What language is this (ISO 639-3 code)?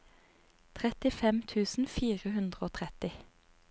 nor